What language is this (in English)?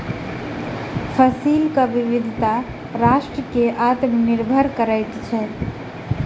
Maithili